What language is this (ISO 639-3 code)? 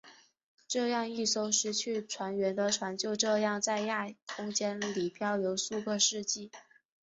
zho